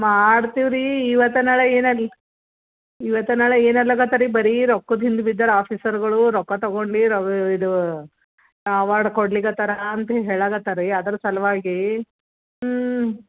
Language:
Kannada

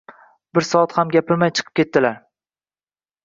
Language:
Uzbek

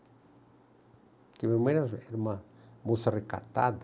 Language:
Portuguese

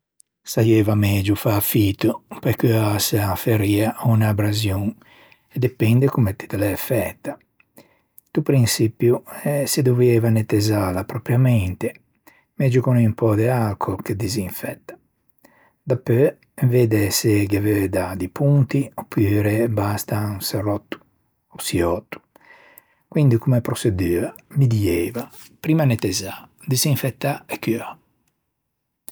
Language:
Ligurian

